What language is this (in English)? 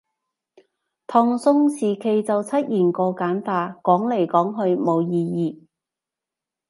Cantonese